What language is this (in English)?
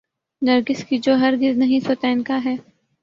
Urdu